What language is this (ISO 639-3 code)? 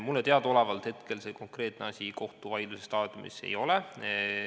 est